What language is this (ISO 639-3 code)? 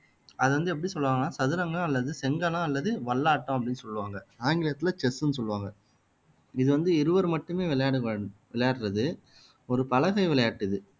tam